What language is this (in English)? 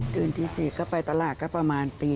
Thai